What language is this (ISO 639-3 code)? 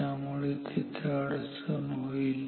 mar